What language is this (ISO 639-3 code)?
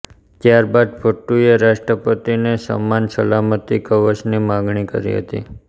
guj